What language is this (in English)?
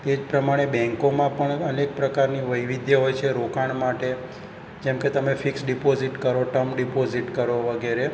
Gujarati